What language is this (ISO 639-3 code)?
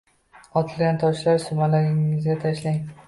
uzb